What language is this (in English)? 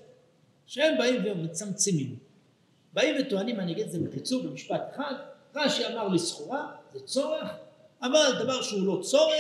Hebrew